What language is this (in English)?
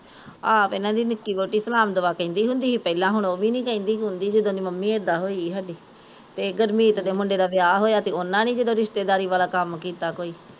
Punjabi